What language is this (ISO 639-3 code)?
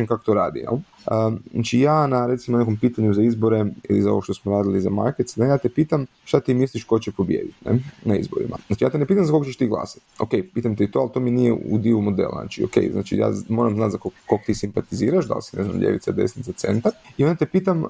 hrv